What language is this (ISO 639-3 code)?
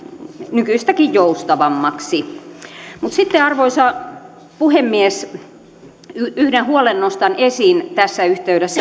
fin